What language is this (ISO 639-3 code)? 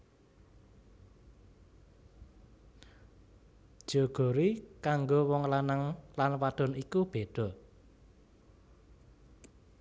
jav